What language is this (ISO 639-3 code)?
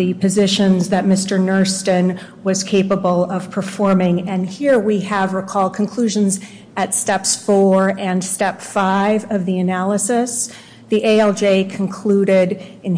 eng